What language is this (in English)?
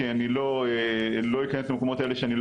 Hebrew